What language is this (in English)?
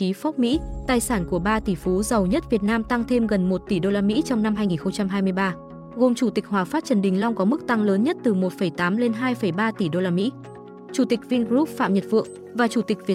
Vietnamese